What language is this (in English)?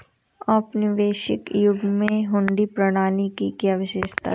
Hindi